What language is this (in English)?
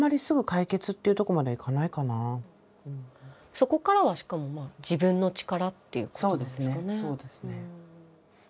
Japanese